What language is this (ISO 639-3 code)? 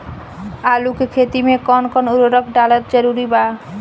bho